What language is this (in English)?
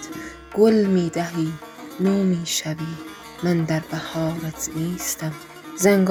Persian